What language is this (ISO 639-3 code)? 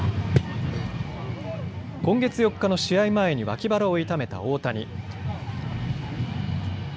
jpn